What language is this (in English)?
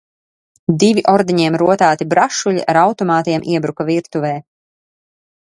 Latvian